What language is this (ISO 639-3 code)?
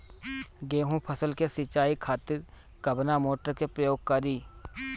bho